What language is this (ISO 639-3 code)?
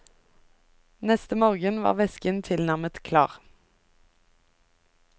nor